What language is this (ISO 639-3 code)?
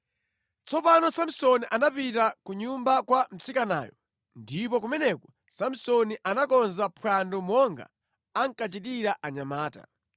nya